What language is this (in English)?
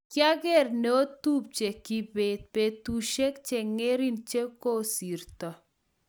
Kalenjin